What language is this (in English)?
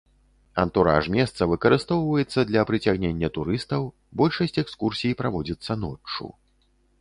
Belarusian